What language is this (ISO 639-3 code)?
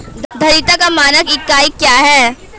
hin